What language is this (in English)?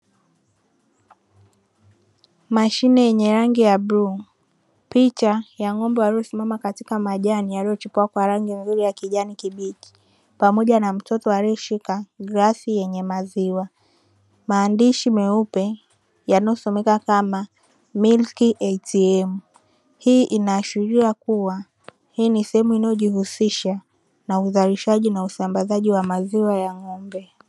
Swahili